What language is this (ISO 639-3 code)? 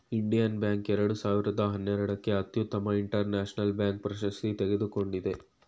kan